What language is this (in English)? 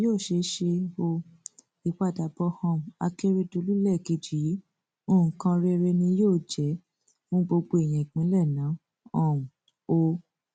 Yoruba